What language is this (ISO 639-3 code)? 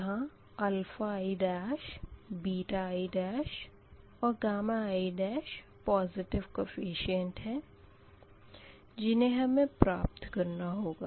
hin